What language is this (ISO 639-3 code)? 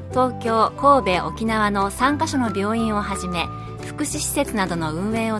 jpn